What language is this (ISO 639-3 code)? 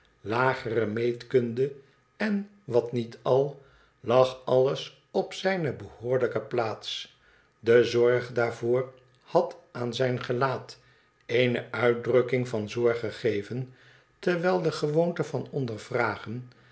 nld